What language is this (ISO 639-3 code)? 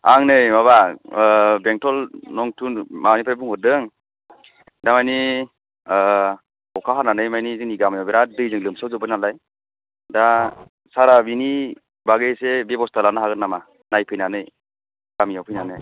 brx